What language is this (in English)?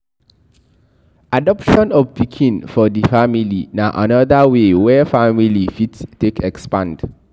Nigerian Pidgin